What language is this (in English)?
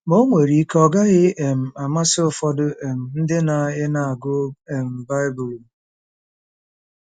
Igbo